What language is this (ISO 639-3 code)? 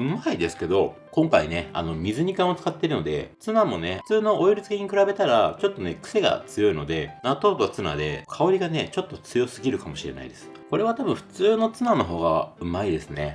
jpn